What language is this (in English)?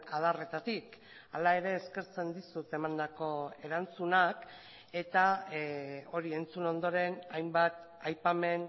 Basque